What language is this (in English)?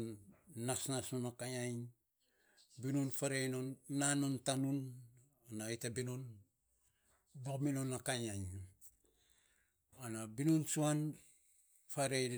Saposa